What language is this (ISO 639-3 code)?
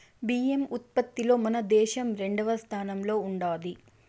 tel